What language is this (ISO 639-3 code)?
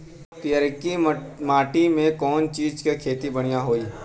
bho